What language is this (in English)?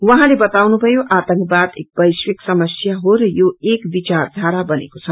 Nepali